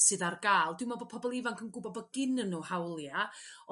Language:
Welsh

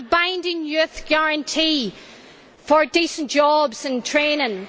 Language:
English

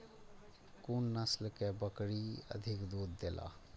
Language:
Maithili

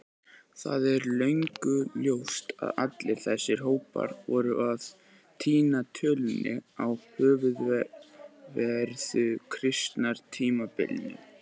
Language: Icelandic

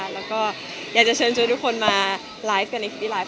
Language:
Thai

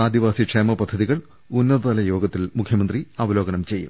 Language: Malayalam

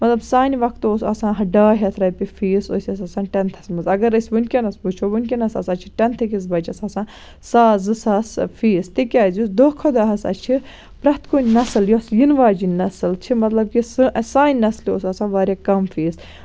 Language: Kashmiri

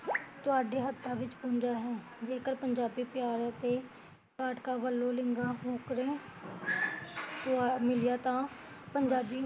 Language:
Punjabi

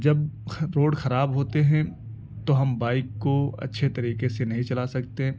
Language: Urdu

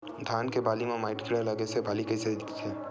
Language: Chhattisgarhi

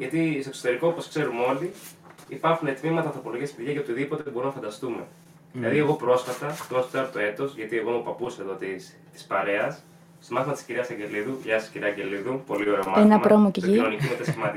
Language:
Greek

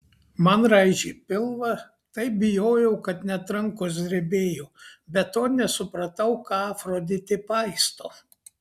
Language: Lithuanian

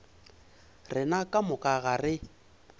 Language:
Northern Sotho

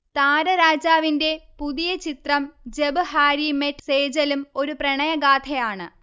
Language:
Malayalam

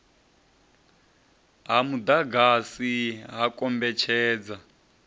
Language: Venda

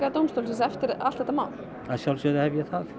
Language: Icelandic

